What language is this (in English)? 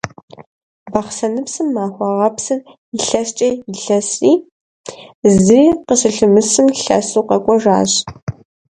Kabardian